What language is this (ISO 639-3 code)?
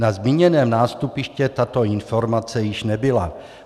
ces